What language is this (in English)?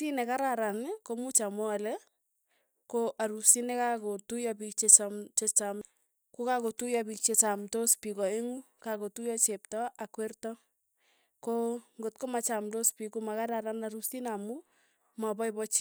Tugen